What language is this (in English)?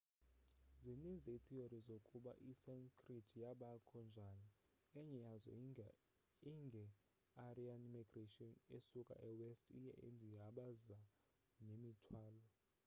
Xhosa